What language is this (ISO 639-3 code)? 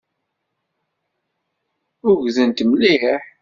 kab